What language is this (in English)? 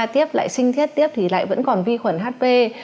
Vietnamese